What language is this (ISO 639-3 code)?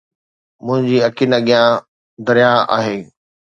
snd